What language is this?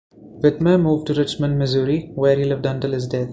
English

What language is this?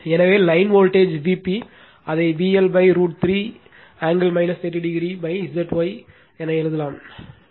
Tamil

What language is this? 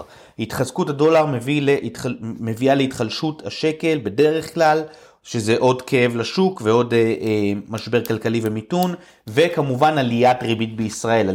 Hebrew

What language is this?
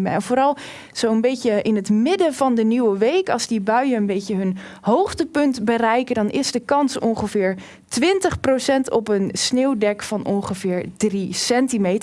Dutch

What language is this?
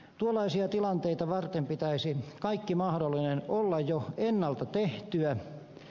Finnish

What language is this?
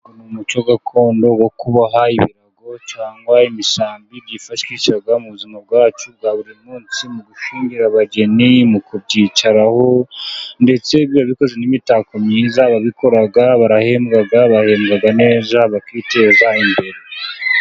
Kinyarwanda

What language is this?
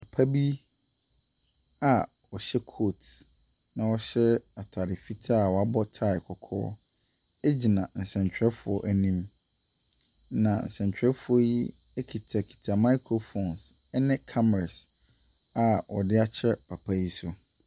Akan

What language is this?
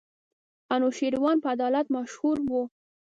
Pashto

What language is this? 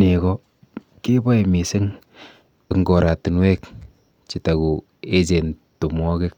Kalenjin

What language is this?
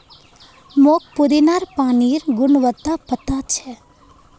Magahi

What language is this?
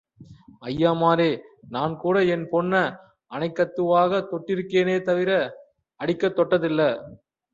Tamil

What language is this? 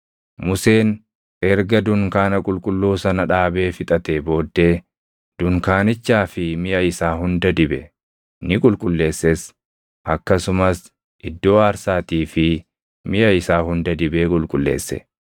Oromo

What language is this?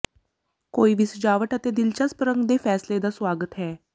Punjabi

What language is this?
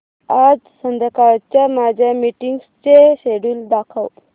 Marathi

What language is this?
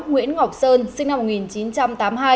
Vietnamese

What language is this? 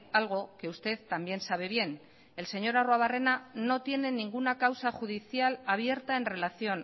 Spanish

